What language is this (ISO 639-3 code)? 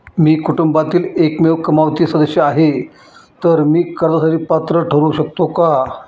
mar